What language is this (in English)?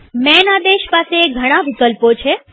Gujarati